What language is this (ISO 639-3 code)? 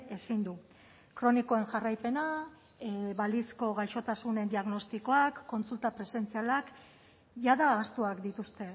eus